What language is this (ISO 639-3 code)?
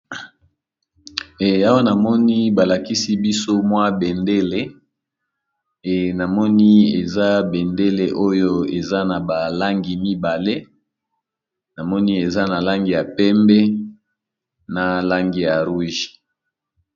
lin